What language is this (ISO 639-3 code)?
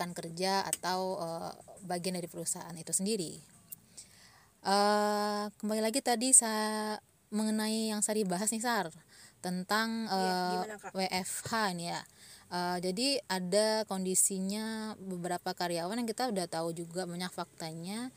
ind